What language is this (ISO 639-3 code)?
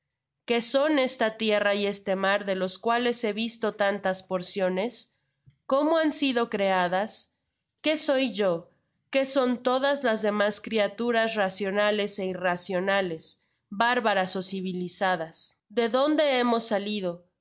spa